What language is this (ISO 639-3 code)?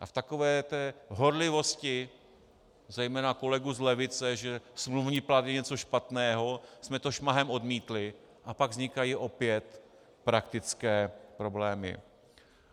ces